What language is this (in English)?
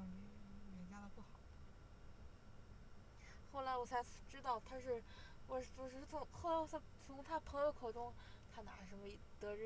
Chinese